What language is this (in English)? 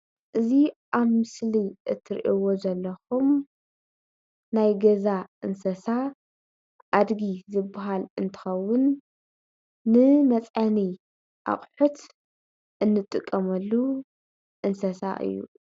Tigrinya